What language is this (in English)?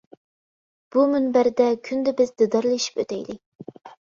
Uyghur